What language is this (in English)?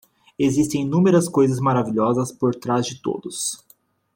Portuguese